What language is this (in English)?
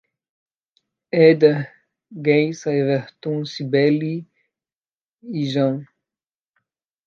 Portuguese